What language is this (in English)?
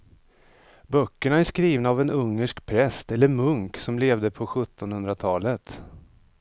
Swedish